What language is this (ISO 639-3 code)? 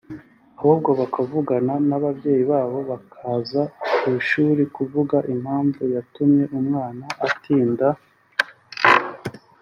kin